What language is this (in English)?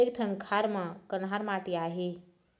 Chhattisgarhi